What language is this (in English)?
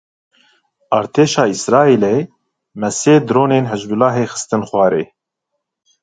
Kurdish